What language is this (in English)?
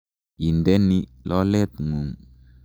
Kalenjin